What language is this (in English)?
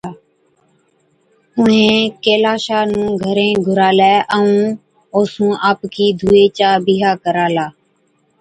Od